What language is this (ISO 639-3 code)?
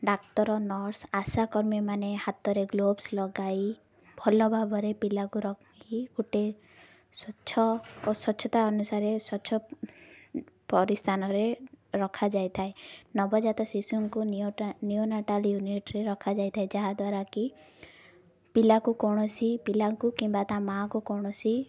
ori